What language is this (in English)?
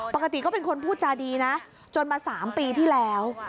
Thai